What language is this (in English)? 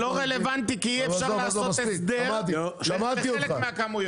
Hebrew